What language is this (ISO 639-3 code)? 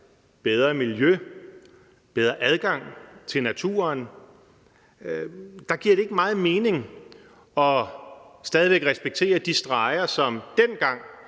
dan